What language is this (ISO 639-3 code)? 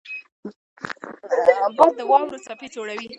pus